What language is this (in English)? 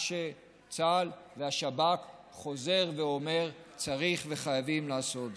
Hebrew